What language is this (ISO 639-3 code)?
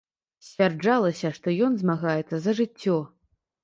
bel